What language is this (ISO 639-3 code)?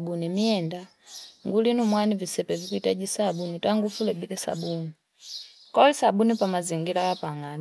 fip